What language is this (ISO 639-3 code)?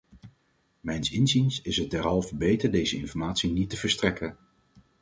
nld